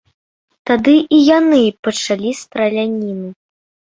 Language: Belarusian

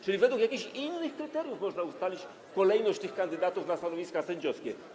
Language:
Polish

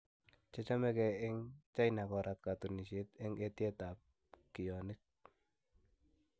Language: Kalenjin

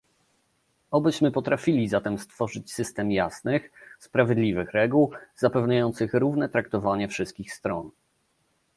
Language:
Polish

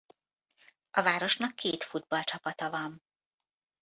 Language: Hungarian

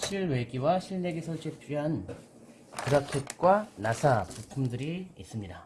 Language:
Korean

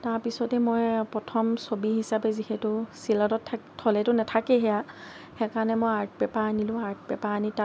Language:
Assamese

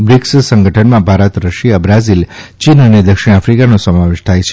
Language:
Gujarati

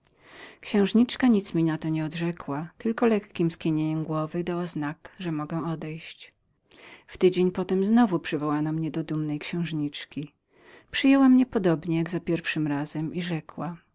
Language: Polish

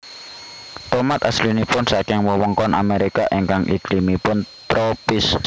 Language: Javanese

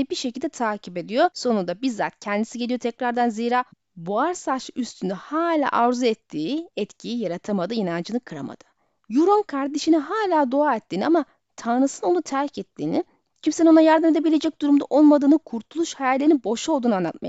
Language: Turkish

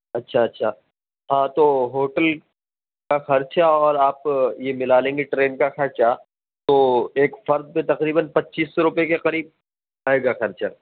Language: Urdu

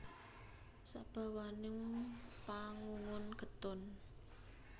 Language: Javanese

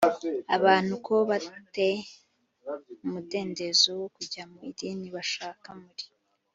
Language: Kinyarwanda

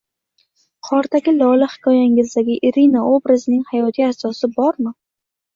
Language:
Uzbek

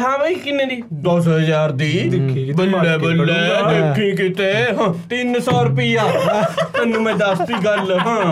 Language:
Punjabi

